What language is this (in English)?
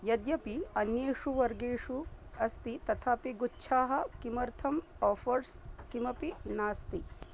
Sanskrit